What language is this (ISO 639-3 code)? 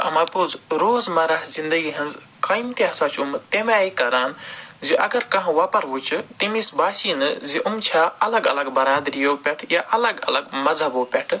kas